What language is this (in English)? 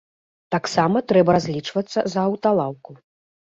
Belarusian